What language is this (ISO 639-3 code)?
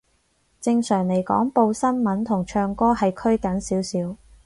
yue